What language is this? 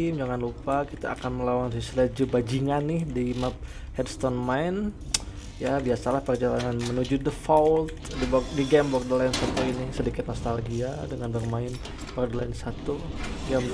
Indonesian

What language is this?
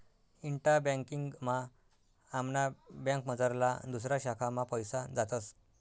Marathi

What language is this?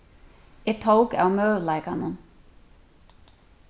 Faroese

